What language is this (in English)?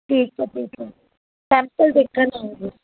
Punjabi